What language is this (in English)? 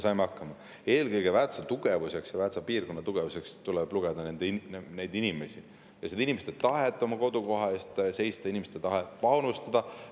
Estonian